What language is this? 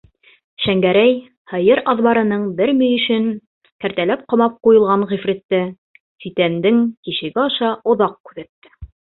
Bashkir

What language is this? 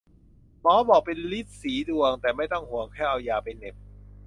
Thai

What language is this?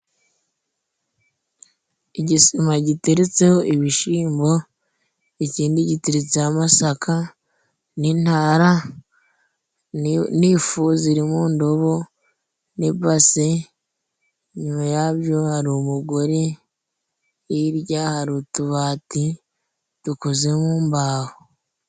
Kinyarwanda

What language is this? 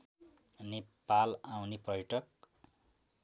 Nepali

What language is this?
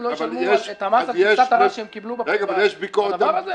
Hebrew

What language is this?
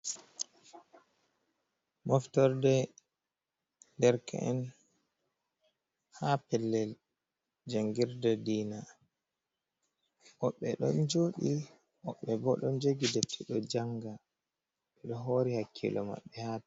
Fula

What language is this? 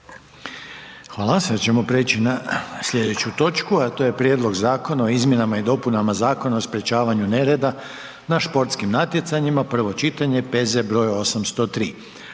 Croatian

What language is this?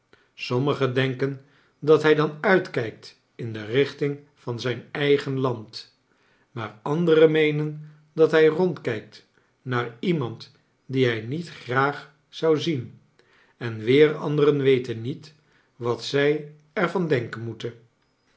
Dutch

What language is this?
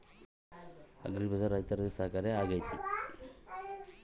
Kannada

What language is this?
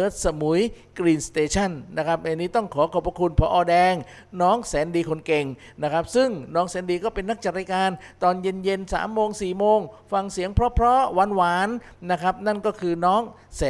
Thai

